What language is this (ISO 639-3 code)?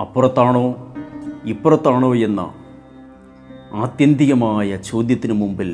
mal